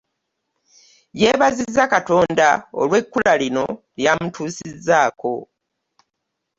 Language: Ganda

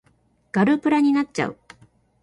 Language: Japanese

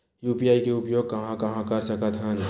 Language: Chhattisgarhi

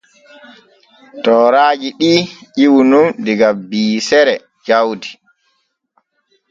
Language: Borgu Fulfulde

